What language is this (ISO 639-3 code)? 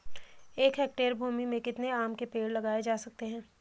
hin